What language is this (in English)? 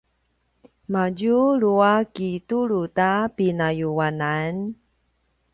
Paiwan